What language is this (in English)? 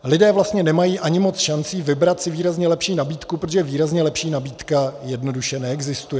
Czech